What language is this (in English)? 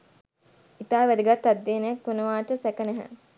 Sinhala